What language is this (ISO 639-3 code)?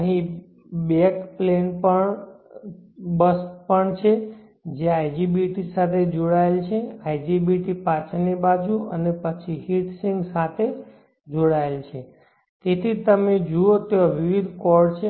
guj